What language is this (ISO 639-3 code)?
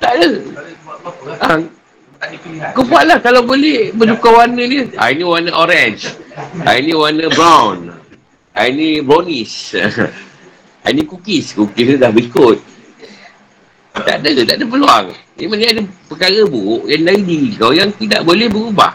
msa